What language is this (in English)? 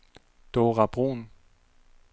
Danish